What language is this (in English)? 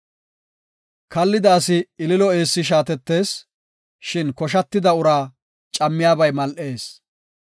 Gofa